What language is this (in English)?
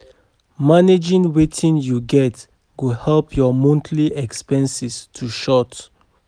Nigerian Pidgin